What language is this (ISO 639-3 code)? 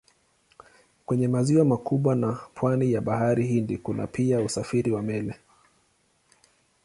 swa